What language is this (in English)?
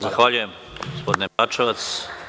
Serbian